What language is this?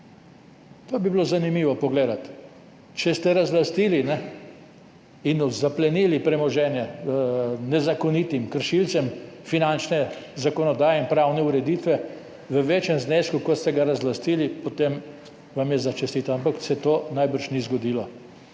Slovenian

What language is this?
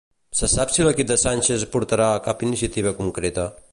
Catalan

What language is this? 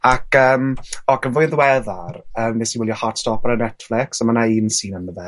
Welsh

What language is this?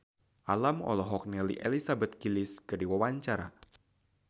Sundanese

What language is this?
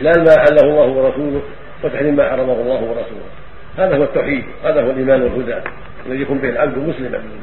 Arabic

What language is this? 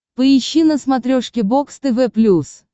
Russian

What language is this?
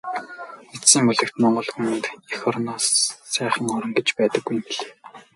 Mongolian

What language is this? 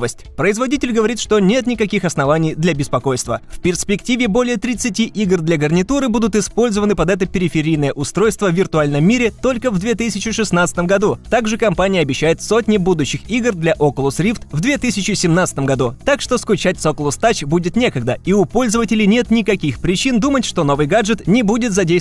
Russian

